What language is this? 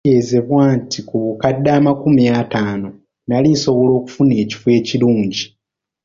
Ganda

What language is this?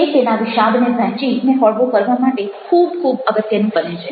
Gujarati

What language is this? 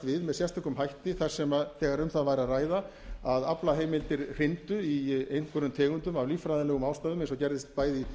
Icelandic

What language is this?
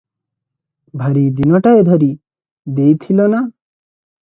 Odia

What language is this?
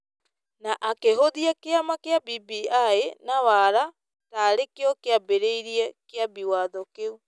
Kikuyu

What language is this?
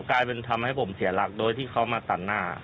Thai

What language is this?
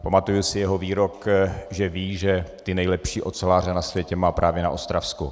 Czech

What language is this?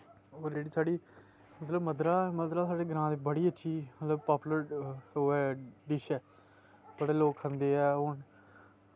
Dogri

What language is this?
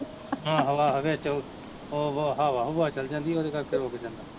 Punjabi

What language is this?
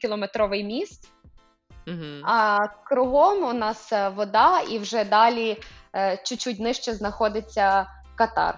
Ukrainian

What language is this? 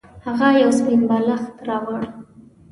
Pashto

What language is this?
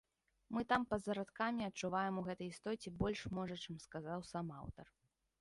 Belarusian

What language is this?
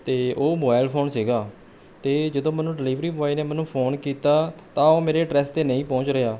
Punjabi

